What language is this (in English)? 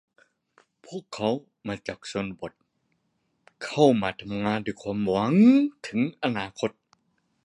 Thai